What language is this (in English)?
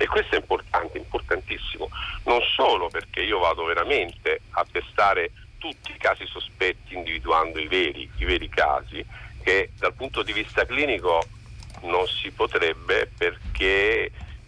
Italian